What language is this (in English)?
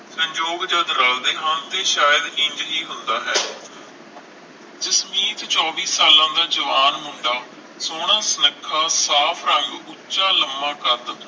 Punjabi